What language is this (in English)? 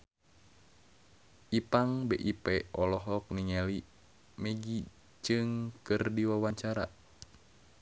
Sundanese